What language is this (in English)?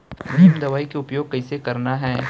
Chhattisgarhi